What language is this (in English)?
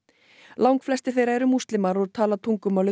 Icelandic